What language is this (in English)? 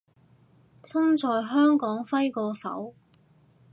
Cantonese